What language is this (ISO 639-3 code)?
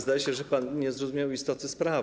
pol